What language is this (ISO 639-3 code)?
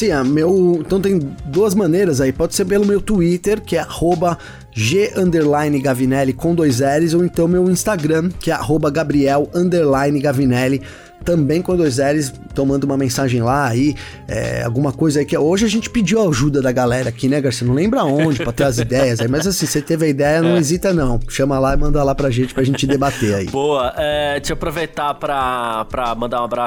por